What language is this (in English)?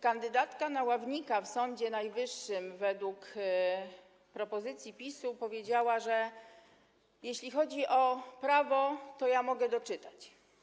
Polish